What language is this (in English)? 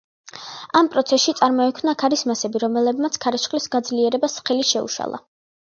Georgian